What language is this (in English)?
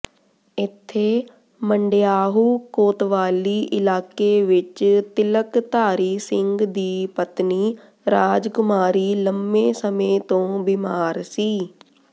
Punjabi